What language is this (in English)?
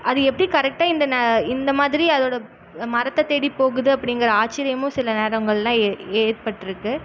Tamil